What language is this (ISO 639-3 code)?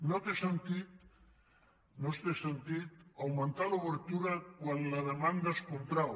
cat